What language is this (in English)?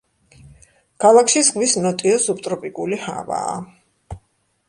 Georgian